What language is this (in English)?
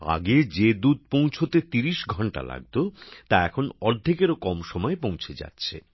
Bangla